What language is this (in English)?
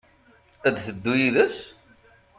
Kabyle